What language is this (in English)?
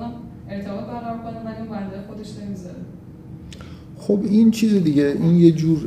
Persian